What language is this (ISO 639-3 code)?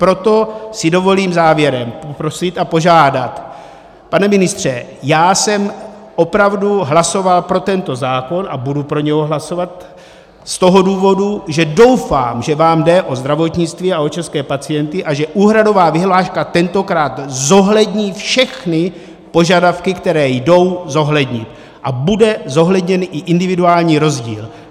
ces